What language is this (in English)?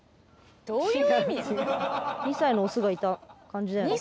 Japanese